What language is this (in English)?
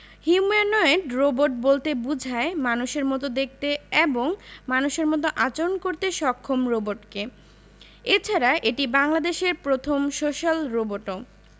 Bangla